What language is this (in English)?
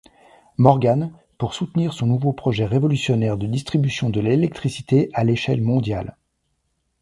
French